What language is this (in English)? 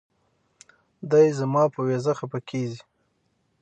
Pashto